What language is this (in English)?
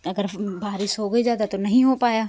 Hindi